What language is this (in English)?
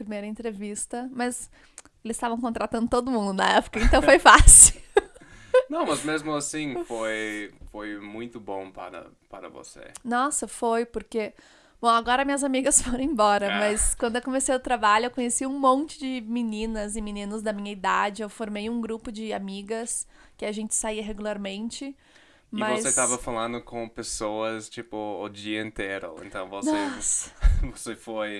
Portuguese